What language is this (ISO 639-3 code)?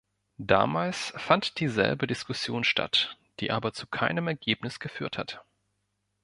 deu